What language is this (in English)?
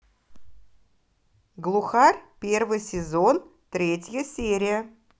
Russian